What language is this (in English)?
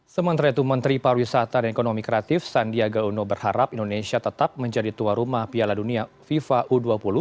Indonesian